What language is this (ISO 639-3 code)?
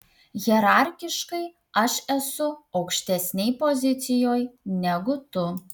lit